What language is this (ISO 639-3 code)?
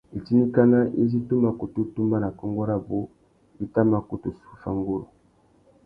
bag